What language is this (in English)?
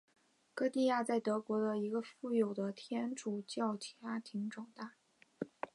Chinese